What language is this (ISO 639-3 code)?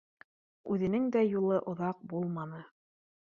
bak